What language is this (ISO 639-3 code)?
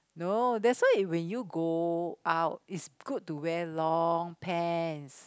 eng